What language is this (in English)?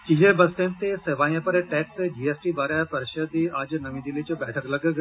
Dogri